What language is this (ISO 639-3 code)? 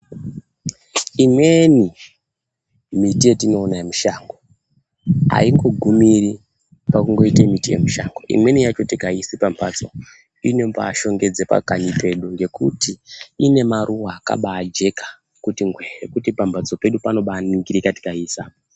ndc